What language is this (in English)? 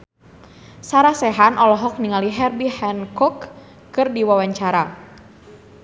Sundanese